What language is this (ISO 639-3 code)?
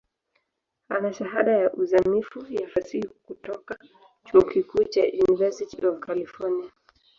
swa